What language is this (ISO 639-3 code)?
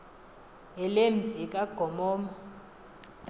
xho